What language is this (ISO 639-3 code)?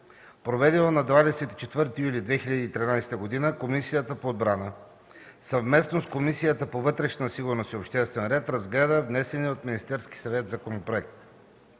bul